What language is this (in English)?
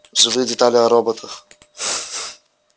Russian